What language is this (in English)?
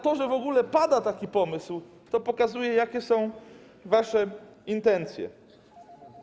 Polish